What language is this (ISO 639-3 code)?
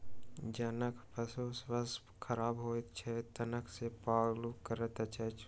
mai